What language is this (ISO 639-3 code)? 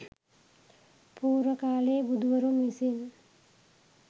sin